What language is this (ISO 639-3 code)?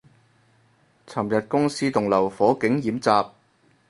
yue